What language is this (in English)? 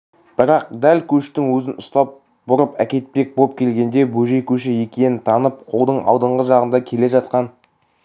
Kazakh